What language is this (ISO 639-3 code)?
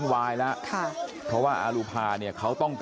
tha